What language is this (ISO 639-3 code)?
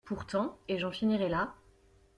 fra